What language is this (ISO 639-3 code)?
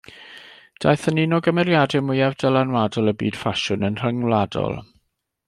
cym